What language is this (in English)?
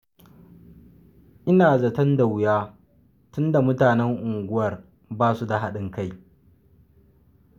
Hausa